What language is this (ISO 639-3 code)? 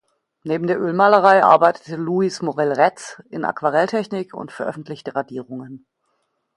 deu